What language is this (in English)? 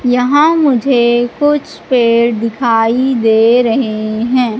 Hindi